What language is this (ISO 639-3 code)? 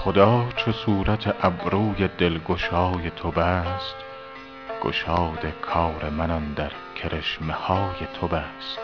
fas